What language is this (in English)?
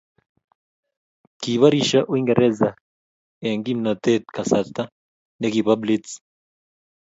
Kalenjin